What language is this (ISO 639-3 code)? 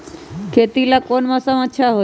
mag